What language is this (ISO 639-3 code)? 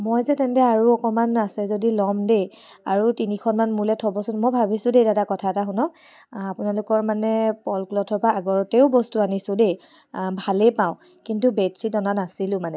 asm